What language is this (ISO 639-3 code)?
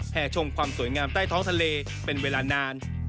tha